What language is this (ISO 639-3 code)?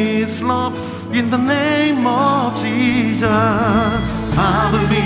kor